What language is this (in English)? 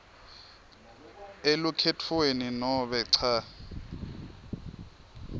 Swati